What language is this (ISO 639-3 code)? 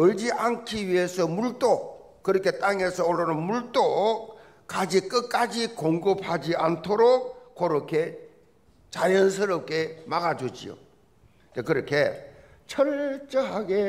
kor